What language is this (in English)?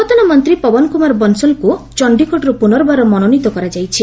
Odia